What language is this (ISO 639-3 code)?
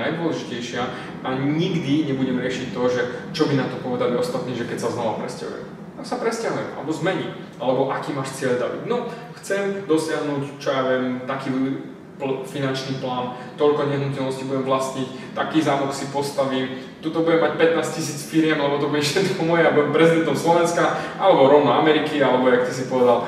slk